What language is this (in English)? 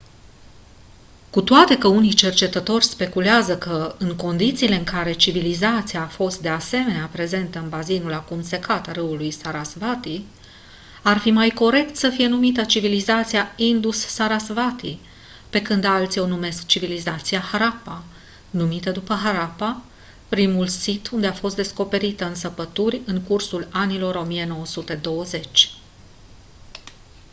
Romanian